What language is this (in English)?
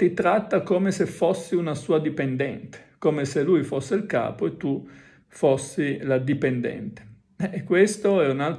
Italian